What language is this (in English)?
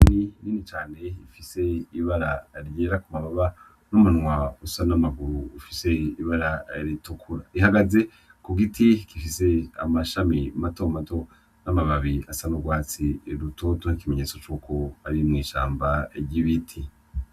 Rundi